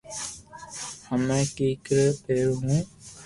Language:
Loarki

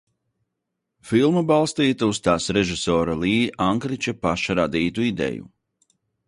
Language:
Latvian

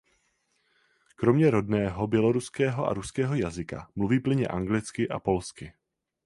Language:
Czech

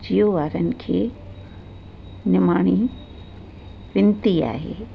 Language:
Sindhi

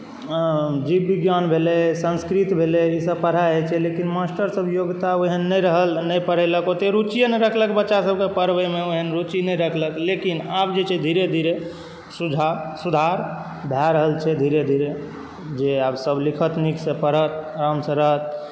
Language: Maithili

